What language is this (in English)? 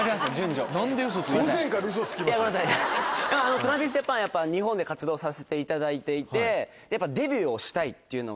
Japanese